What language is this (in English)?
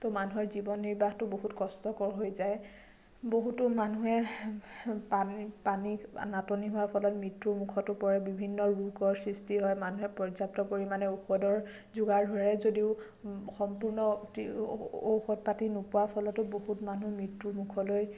Assamese